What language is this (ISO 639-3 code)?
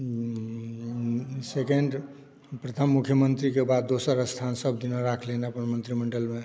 mai